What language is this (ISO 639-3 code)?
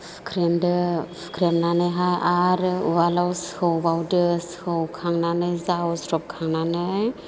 brx